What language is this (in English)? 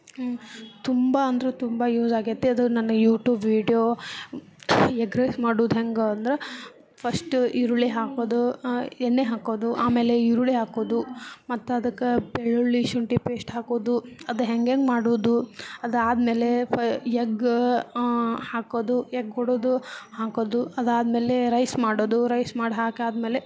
Kannada